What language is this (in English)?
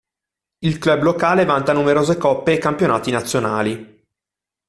Italian